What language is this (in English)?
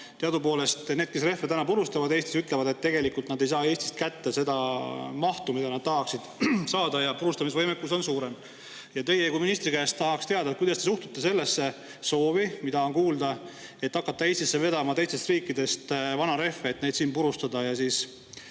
Estonian